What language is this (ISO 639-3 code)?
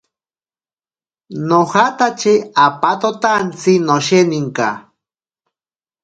prq